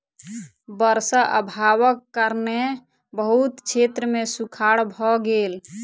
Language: Maithili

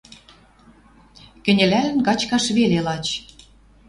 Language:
Western Mari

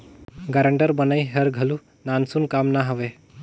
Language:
Chhattisgarhi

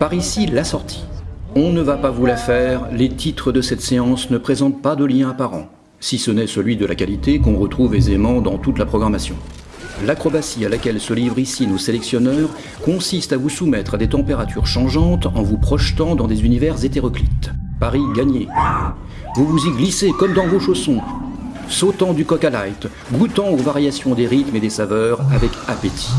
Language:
French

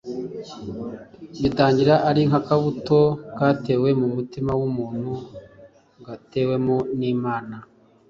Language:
Kinyarwanda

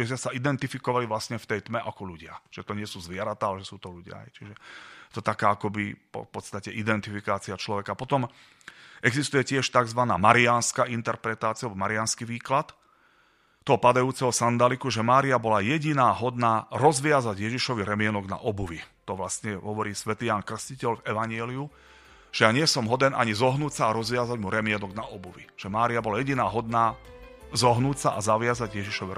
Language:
Slovak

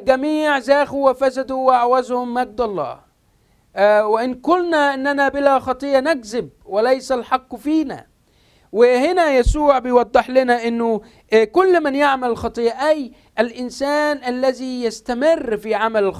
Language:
Arabic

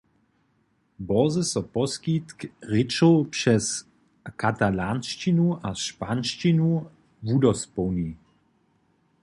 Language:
Upper Sorbian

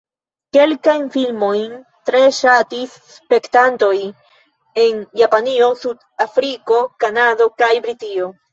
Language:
Esperanto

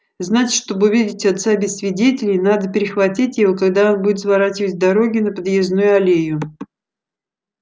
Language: Russian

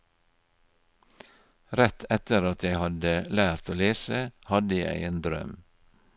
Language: Norwegian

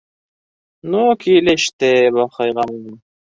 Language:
Bashkir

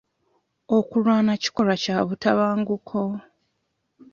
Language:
Ganda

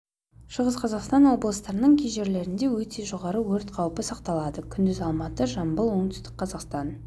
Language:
Kazakh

